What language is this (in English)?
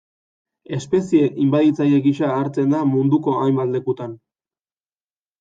Basque